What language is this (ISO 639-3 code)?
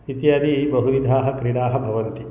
san